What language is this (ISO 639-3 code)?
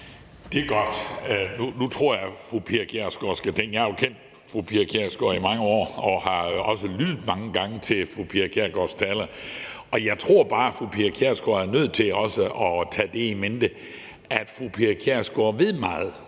dan